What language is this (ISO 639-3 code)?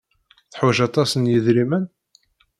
kab